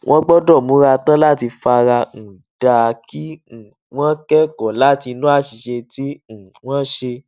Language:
Yoruba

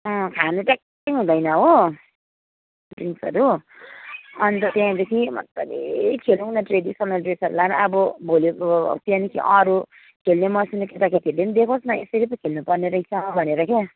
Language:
Nepali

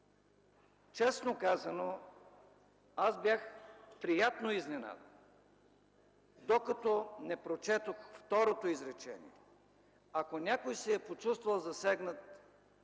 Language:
Bulgarian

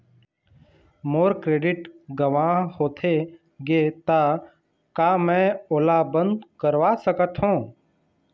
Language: Chhattisgarhi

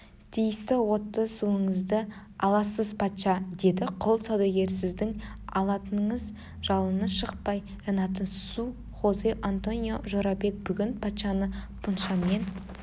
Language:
Kazakh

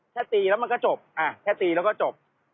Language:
Thai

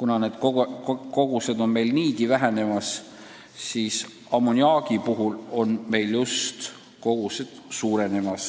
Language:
Estonian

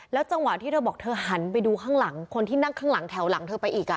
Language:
Thai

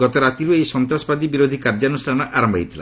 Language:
Odia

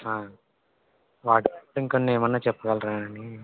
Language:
Telugu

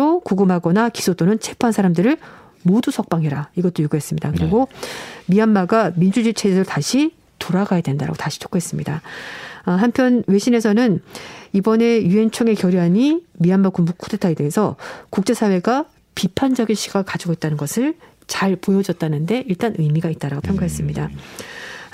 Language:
Korean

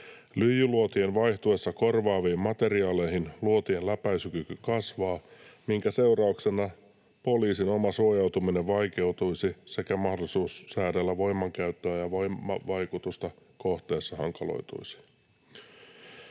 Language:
Finnish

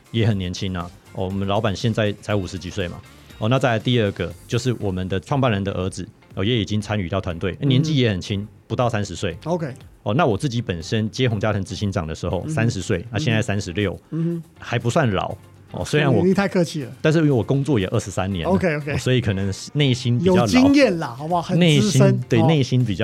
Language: Chinese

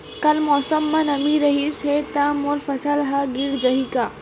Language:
Chhattisgarhi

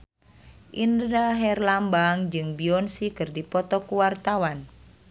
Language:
Sundanese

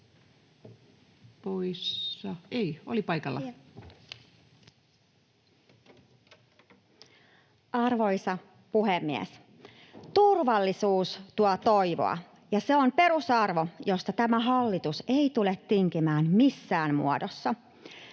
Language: Finnish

